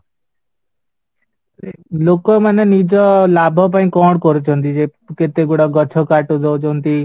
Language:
Odia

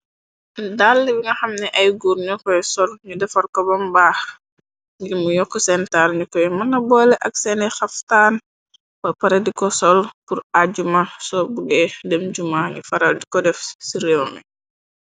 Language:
Wolof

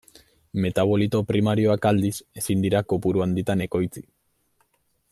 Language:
Basque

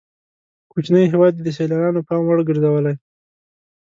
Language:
Pashto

